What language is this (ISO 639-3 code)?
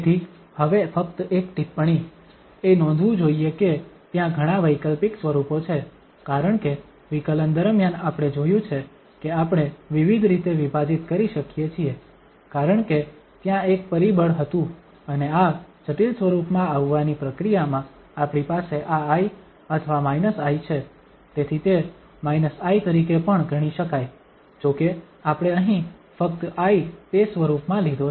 guj